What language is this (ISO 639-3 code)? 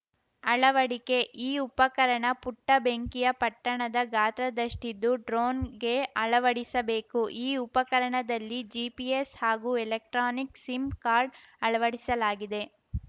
kan